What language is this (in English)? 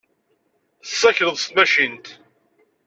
Kabyle